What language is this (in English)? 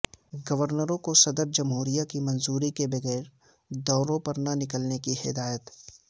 Urdu